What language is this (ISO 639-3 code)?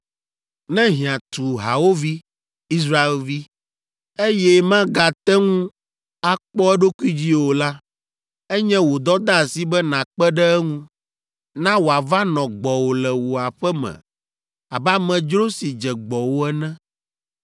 ewe